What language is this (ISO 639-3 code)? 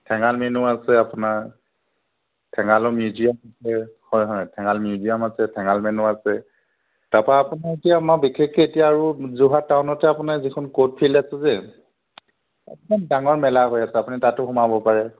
asm